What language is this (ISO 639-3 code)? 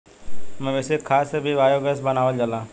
bho